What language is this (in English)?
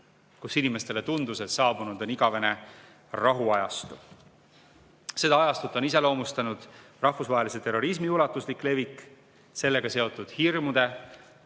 Estonian